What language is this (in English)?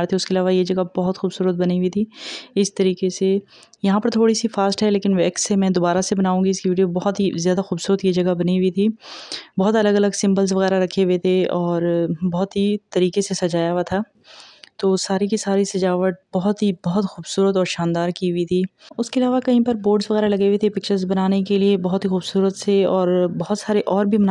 Hindi